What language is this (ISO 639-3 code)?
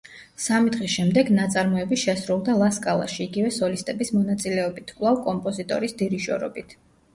kat